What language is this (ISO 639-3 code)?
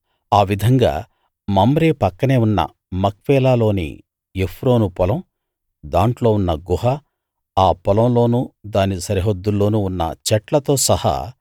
tel